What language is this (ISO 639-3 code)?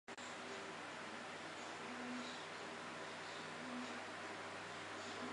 zho